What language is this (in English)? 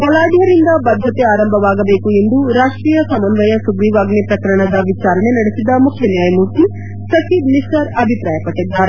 Kannada